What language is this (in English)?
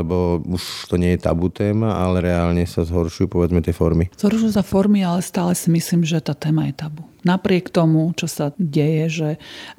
Slovak